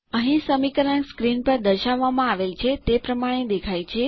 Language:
Gujarati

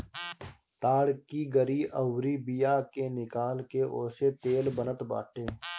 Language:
Bhojpuri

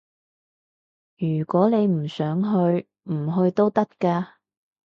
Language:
Cantonese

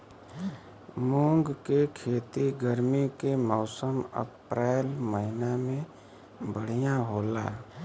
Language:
Bhojpuri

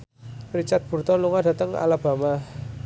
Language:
Javanese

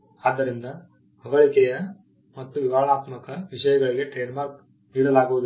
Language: Kannada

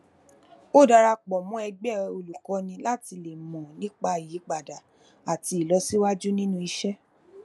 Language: Yoruba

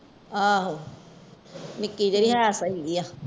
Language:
Punjabi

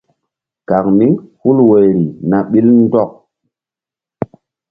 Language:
Mbum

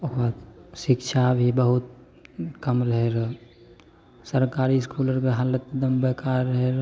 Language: Maithili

